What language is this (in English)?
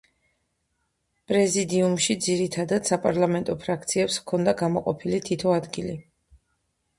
Georgian